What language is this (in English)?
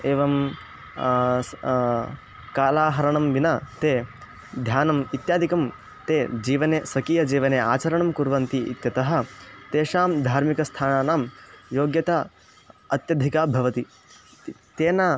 Sanskrit